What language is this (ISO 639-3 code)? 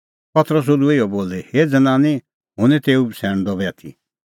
kfx